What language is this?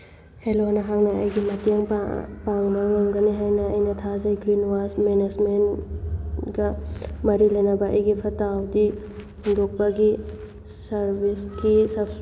Manipuri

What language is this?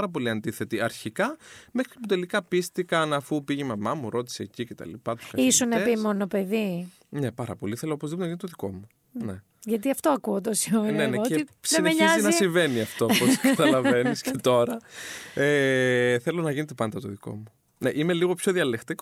Greek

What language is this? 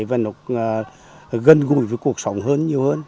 Vietnamese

